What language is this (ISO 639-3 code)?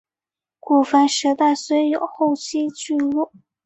zho